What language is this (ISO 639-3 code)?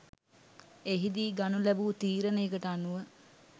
sin